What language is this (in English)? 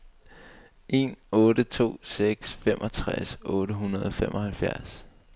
Danish